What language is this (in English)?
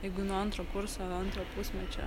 Lithuanian